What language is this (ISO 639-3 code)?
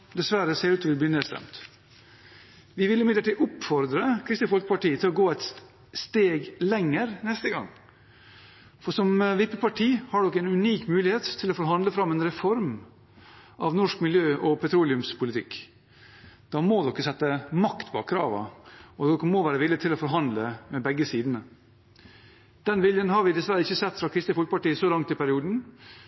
nob